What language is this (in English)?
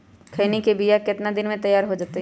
Magahi